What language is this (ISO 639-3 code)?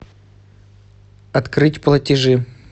rus